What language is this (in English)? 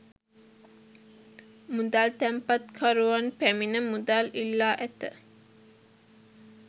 Sinhala